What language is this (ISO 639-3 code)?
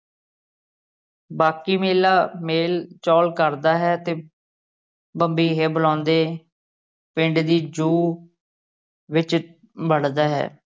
pan